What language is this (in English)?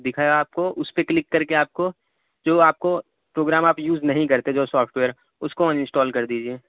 Urdu